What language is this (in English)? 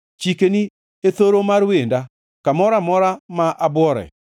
Luo (Kenya and Tanzania)